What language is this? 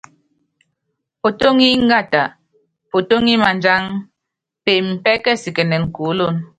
Yangben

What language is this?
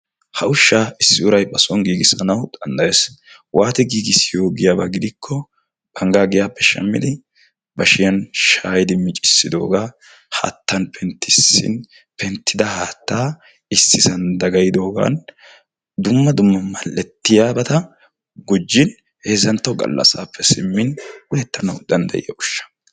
Wolaytta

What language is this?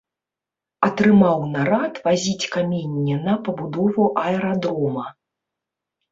Belarusian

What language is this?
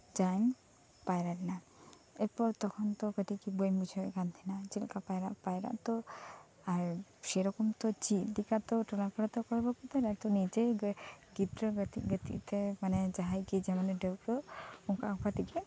Santali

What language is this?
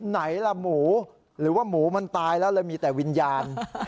Thai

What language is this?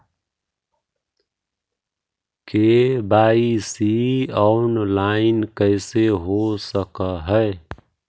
Magahi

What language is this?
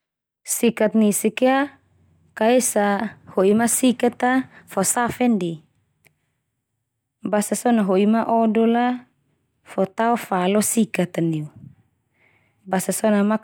Termanu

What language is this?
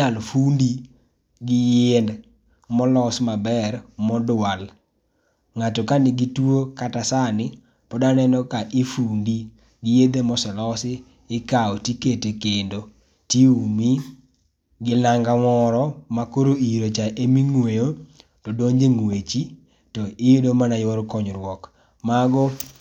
Luo (Kenya and Tanzania)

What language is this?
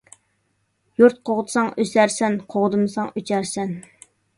Uyghur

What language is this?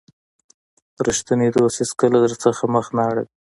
Pashto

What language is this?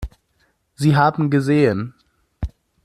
German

